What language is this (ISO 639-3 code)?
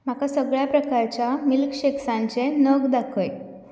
kok